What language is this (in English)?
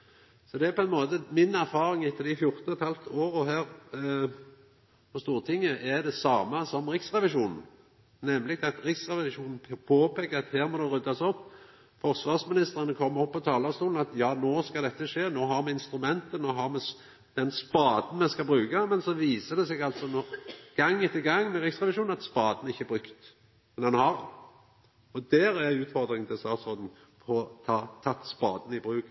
Norwegian Nynorsk